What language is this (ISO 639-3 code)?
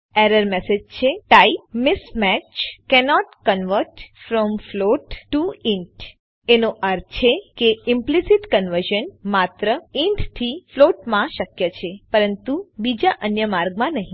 guj